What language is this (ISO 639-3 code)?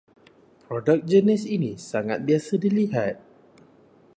msa